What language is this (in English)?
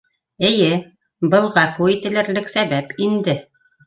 Bashkir